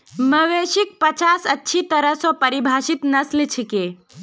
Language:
Magahi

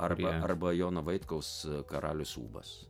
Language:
Lithuanian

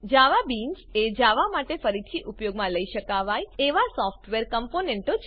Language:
Gujarati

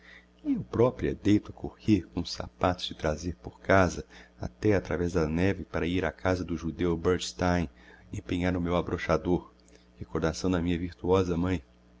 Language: Portuguese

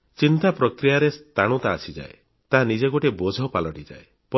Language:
Odia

